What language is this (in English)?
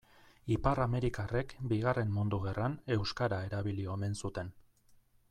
Basque